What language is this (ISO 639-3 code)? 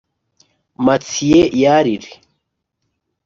kin